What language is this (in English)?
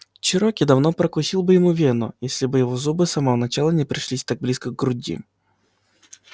Russian